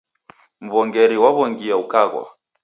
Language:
Taita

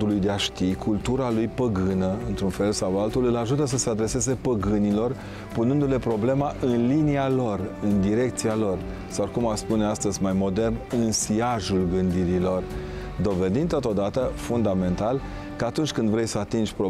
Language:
Romanian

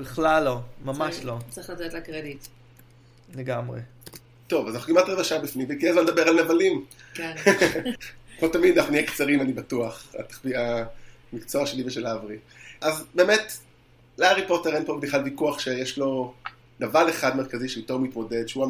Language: Hebrew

